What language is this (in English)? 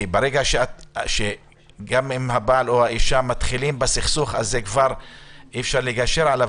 Hebrew